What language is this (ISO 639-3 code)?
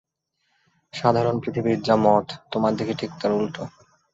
ben